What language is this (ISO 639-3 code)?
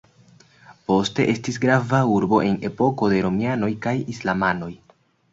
epo